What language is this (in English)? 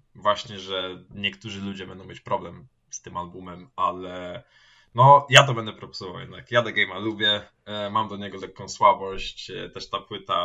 Polish